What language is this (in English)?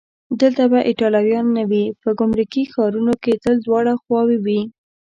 Pashto